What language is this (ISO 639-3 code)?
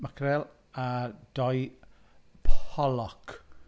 cym